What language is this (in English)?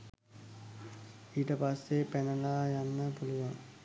Sinhala